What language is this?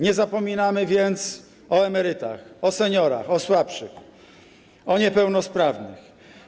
Polish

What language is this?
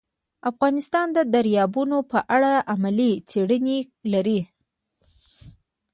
Pashto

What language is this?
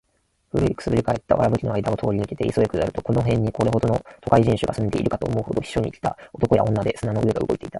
Japanese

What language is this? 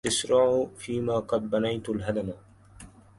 Arabic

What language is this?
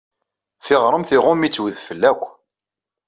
Kabyle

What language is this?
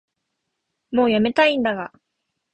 Japanese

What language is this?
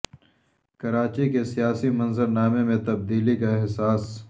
Urdu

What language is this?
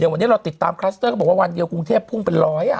Thai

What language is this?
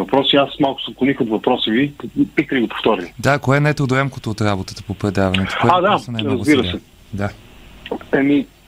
Bulgarian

